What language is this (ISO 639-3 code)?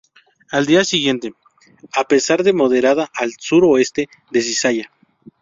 spa